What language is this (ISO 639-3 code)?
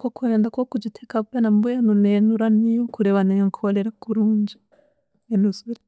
cgg